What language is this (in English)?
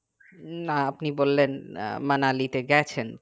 Bangla